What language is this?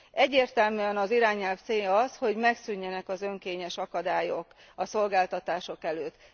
Hungarian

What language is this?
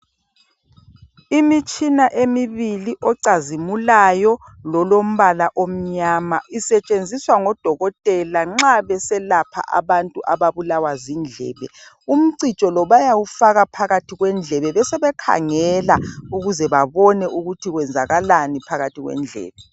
North Ndebele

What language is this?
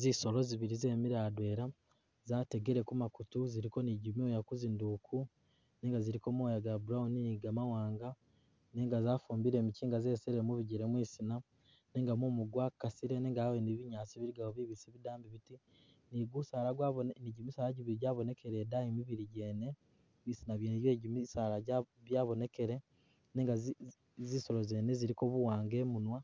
Masaaba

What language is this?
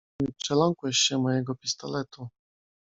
Polish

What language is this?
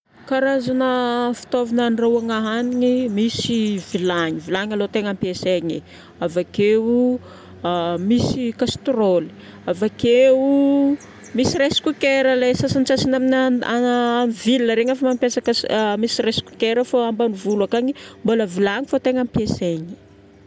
Northern Betsimisaraka Malagasy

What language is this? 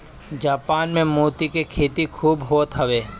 Bhojpuri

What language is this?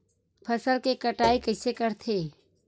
Chhattisgarhi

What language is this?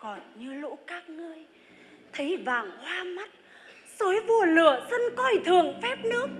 Vietnamese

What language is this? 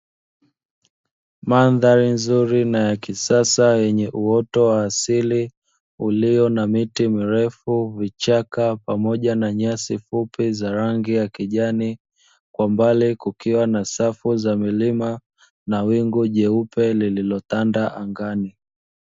Swahili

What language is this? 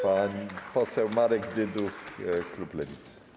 Polish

